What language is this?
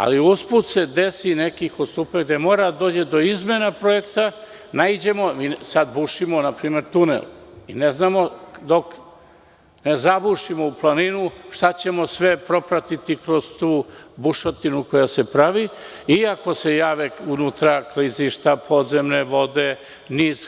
Serbian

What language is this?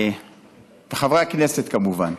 Hebrew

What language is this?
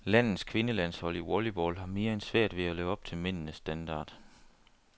Danish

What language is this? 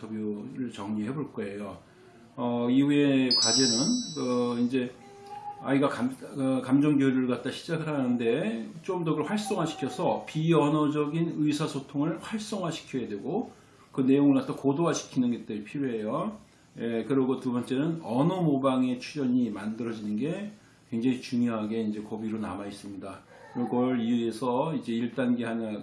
Korean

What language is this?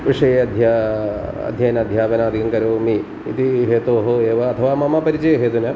Sanskrit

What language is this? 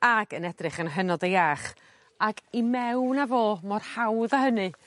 Welsh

